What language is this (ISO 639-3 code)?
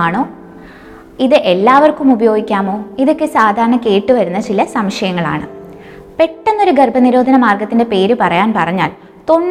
mal